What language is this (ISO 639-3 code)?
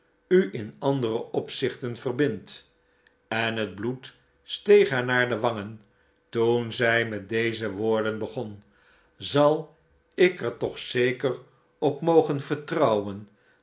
nld